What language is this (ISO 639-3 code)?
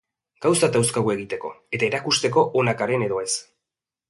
eus